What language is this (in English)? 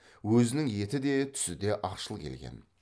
Kazakh